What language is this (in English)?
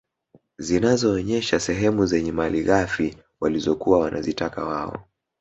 Swahili